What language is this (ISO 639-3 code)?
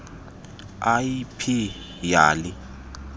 xho